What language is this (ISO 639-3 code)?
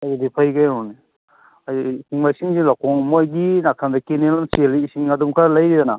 mni